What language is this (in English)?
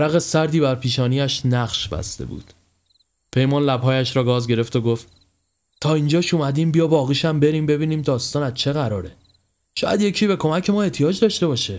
Persian